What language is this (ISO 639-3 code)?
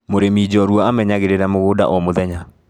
kik